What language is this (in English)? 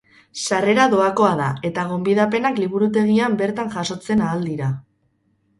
Basque